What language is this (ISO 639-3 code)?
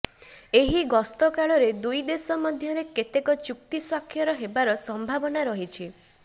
ori